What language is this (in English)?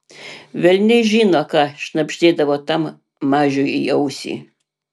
Lithuanian